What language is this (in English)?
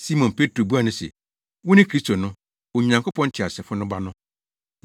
Akan